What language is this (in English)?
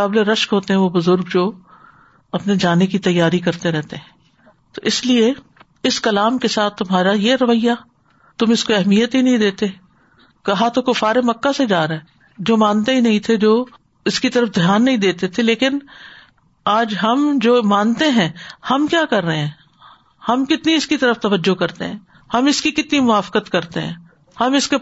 Urdu